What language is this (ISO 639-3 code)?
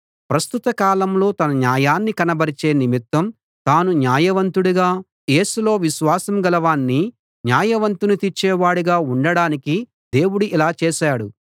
tel